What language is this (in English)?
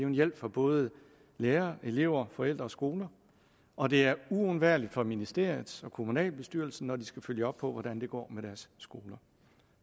Danish